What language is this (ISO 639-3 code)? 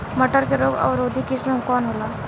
bho